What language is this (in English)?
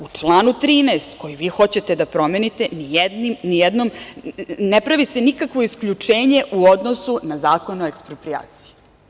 Serbian